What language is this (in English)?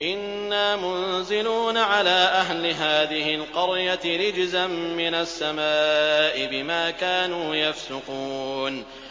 Arabic